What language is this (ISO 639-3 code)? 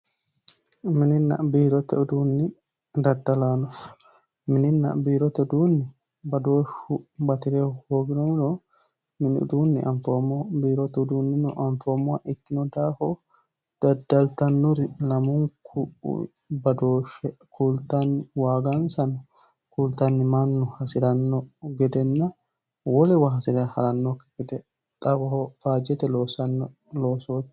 sid